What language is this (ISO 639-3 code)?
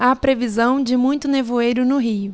por